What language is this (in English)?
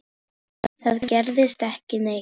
Icelandic